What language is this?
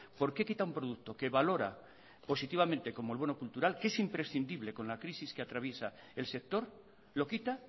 Spanish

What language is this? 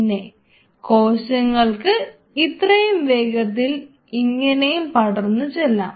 Malayalam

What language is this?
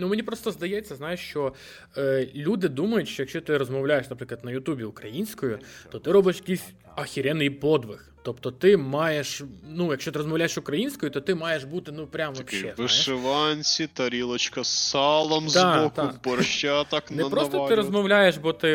Ukrainian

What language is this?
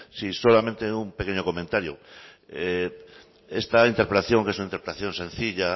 Spanish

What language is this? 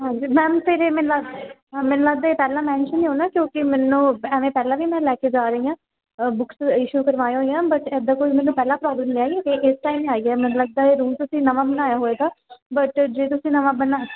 Punjabi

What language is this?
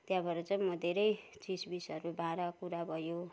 Nepali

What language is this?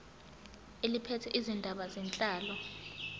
Zulu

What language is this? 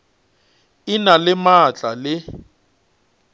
Northern Sotho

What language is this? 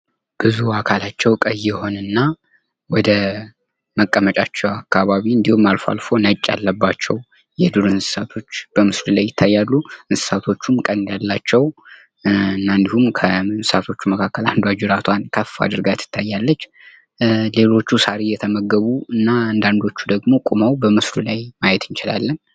Amharic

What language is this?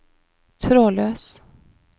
Norwegian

